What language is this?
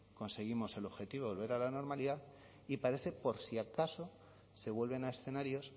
Spanish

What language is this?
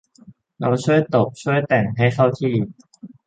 Thai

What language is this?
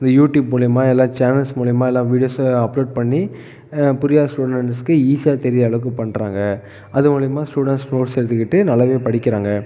Tamil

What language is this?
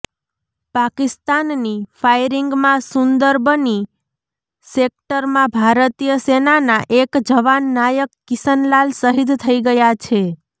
Gujarati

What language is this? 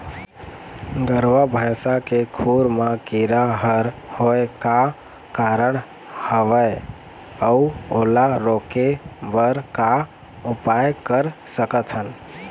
Chhattisgarhi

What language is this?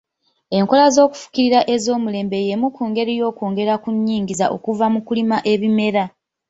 Ganda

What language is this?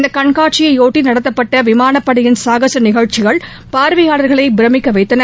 Tamil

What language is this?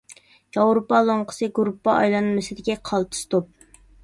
Uyghur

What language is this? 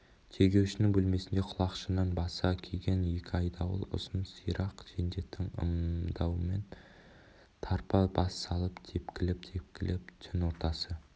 Kazakh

